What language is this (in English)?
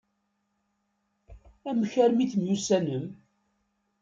Kabyle